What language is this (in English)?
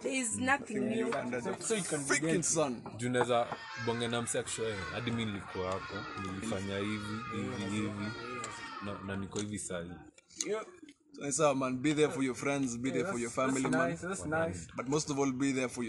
English